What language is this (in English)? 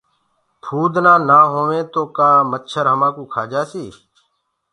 Gurgula